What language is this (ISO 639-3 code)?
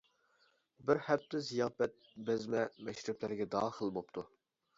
uig